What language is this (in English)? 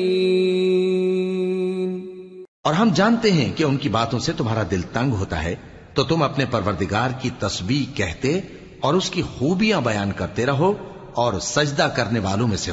Urdu